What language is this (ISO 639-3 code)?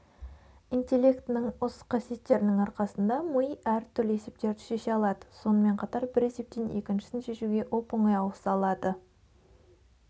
kaz